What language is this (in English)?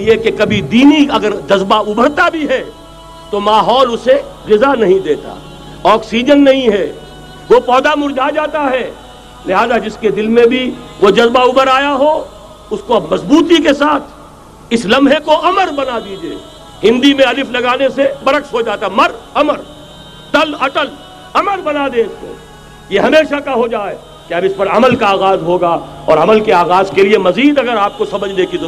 Urdu